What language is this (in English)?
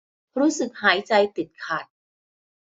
Thai